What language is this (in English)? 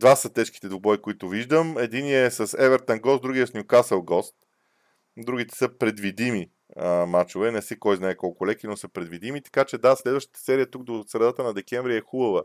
Bulgarian